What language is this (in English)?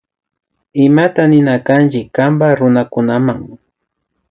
Imbabura Highland Quichua